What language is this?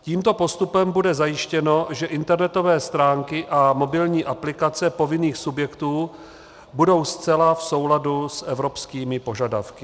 Czech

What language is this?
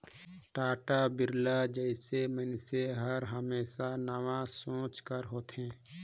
Chhattisgarhi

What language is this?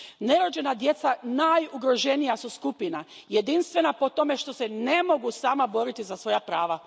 Croatian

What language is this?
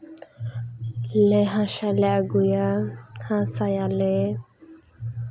Santali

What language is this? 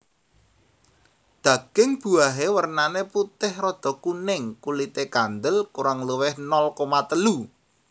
Javanese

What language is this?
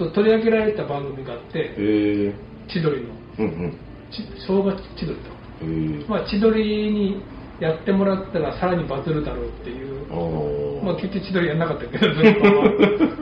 Japanese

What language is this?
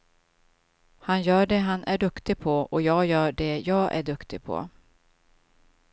Swedish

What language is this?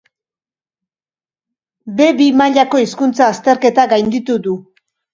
Basque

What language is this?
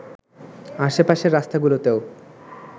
Bangla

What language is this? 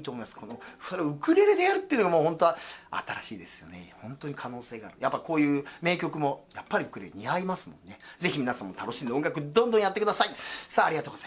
Japanese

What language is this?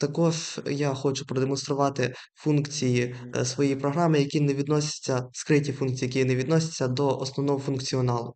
Ukrainian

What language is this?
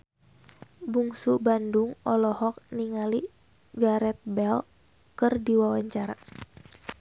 Sundanese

